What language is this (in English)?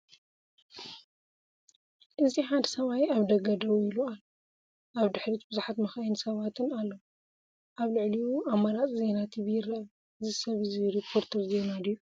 Tigrinya